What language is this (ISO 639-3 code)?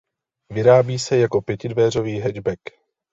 ces